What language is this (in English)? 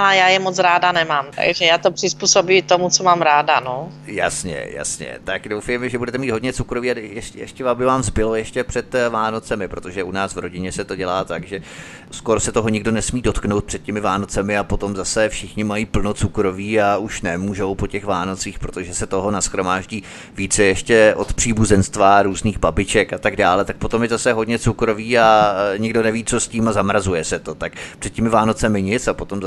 Czech